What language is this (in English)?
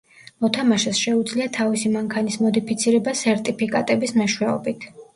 Georgian